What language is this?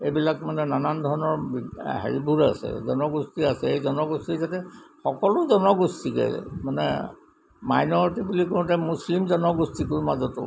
Assamese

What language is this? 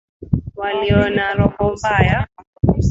Swahili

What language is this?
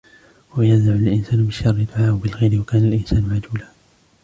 Arabic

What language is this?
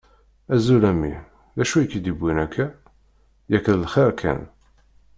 Kabyle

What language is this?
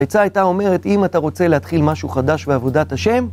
Hebrew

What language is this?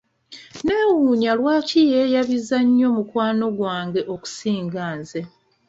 Ganda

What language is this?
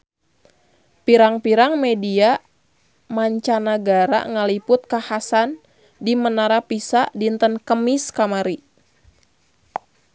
Sundanese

